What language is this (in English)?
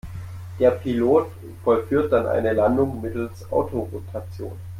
German